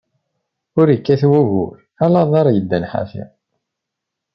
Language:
Kabyle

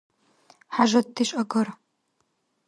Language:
Dargwa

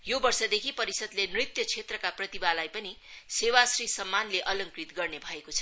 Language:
Nepali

